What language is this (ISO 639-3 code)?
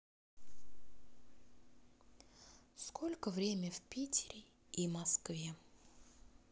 rus